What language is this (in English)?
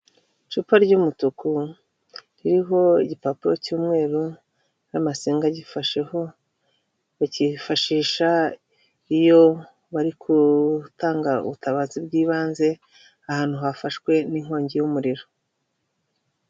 Kinyarwanda